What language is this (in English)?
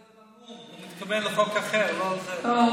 Hebrew